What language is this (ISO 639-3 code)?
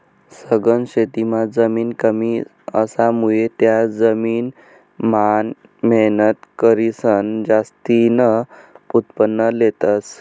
mar